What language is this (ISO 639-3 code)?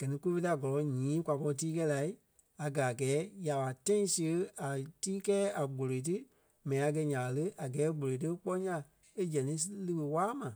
kpe